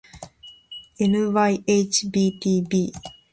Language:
Japanese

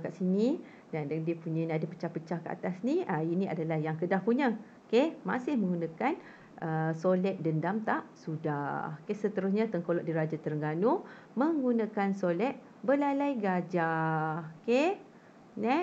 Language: Malay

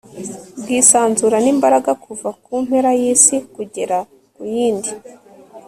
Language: Kinyarwanda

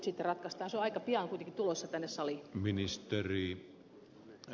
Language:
Finnish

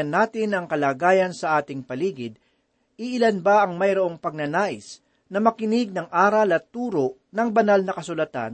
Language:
Filipino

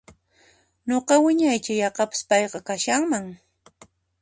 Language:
Puno Quechua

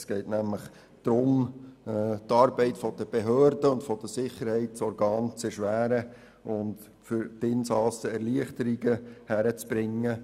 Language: Swiss German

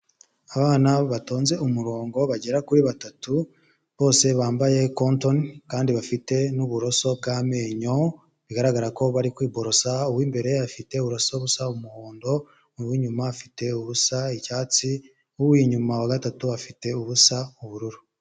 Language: Kinyarwanda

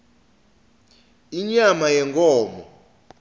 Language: Swati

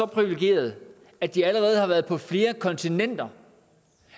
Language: Danish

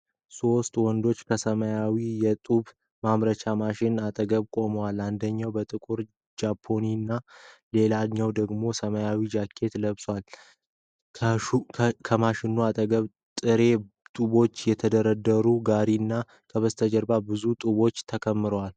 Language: Amharic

